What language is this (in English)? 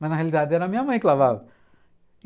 Portuguese